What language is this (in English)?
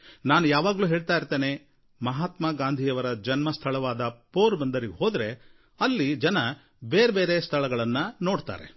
Kannada